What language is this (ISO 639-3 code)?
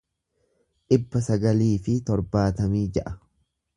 orm